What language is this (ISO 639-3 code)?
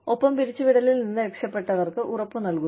mal